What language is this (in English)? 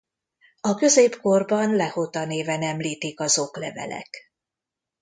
Hungarian